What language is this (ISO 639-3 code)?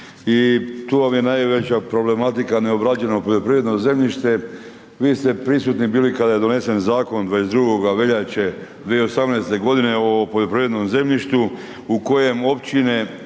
hrv